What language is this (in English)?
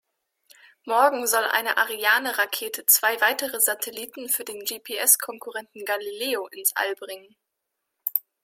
German